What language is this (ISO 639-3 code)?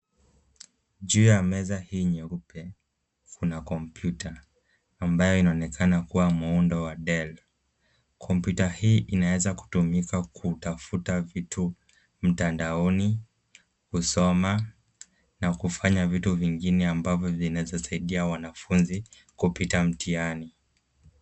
swa